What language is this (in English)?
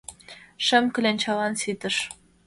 Mari